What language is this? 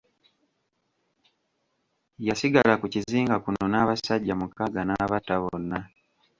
Ganda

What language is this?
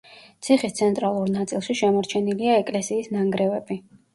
Georgian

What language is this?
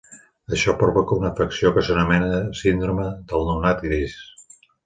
Catalan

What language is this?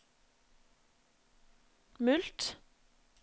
Norwegian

